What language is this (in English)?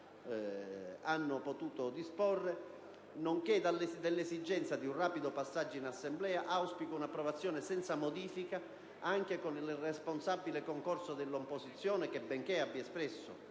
Italian